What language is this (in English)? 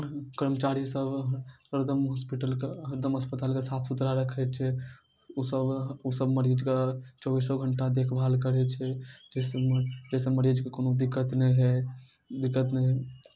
Maithili